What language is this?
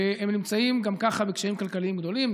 Hebrew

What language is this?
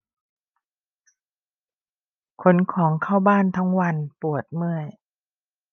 Thai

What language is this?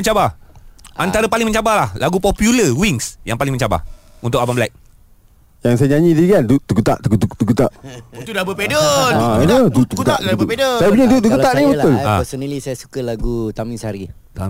Malay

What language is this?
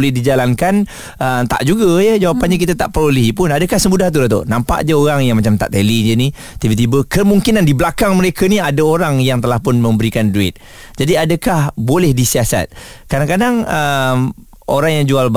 Malay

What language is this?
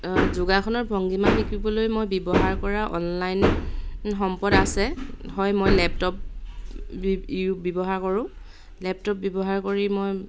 Assamese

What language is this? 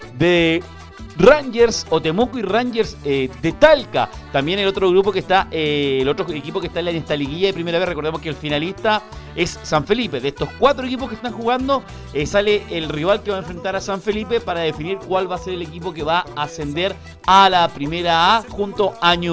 Spanish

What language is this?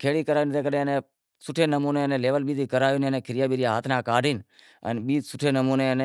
Wadiyara Koli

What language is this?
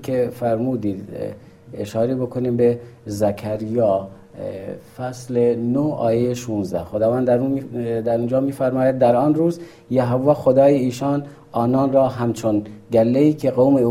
Persian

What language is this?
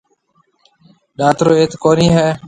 Marwari (Pakistan)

